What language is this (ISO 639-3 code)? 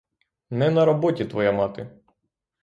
ukr